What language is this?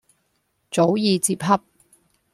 Cantonese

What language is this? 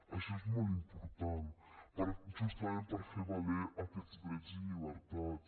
Catalan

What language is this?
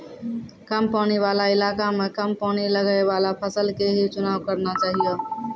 Maithili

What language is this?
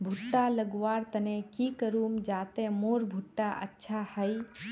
Magahi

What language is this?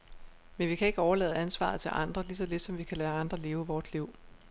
Danish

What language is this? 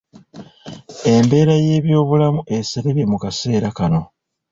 Ganda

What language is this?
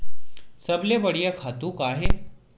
Chhattisgarhi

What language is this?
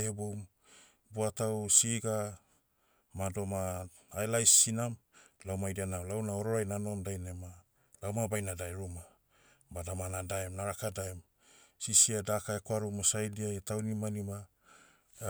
Motu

